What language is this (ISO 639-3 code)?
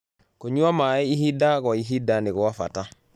kik